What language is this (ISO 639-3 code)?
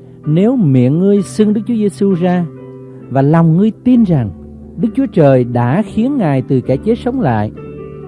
vie